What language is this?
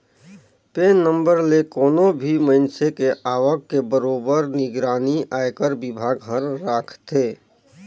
Chhattisgarhi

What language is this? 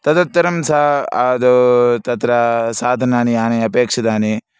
Sanskrit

